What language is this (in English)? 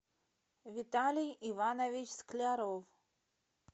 Russian